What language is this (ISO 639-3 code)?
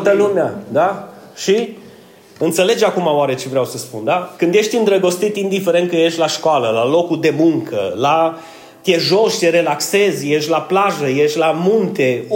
ron